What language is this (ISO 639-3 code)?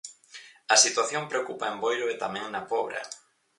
glg